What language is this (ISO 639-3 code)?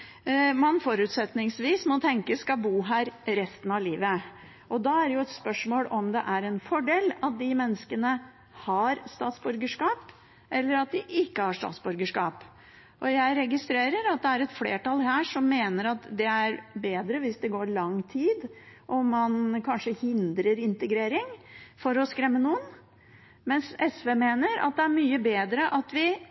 nob